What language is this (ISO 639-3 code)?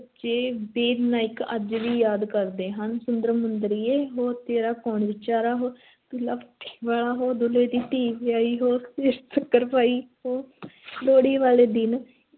pan